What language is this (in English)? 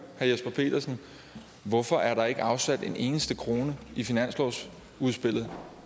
Danish